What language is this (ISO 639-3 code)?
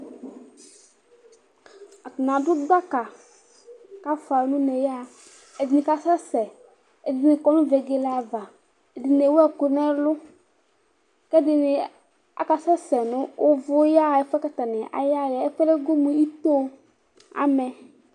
kpo